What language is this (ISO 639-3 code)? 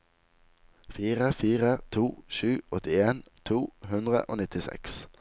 nor